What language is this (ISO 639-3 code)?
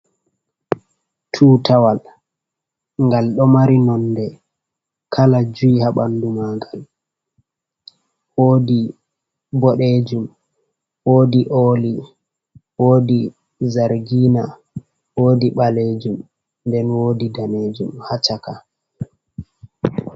ful